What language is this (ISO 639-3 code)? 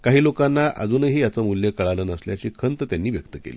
mar